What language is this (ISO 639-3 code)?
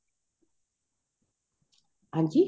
pan